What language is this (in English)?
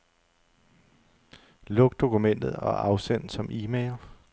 Danish